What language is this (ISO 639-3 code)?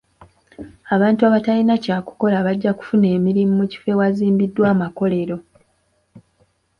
lug